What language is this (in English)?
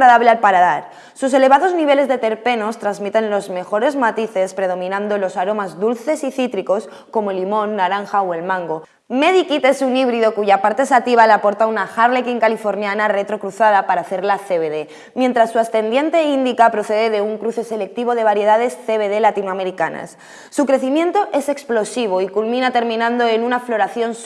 Spanish